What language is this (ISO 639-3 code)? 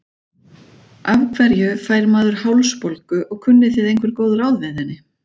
isl